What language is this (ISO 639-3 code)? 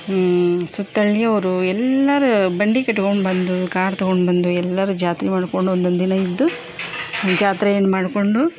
kan